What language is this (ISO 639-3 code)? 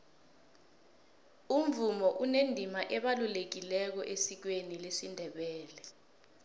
nbl